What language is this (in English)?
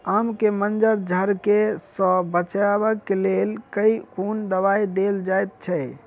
Maithili